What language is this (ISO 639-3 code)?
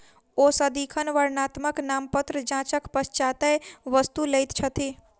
mai